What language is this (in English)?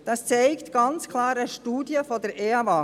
Swiss German